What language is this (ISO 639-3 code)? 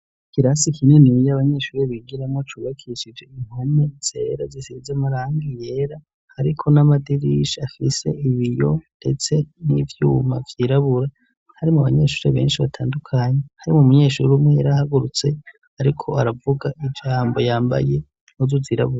run